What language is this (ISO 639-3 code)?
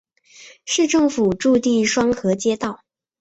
zho